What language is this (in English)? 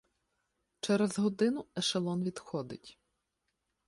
Ukrainian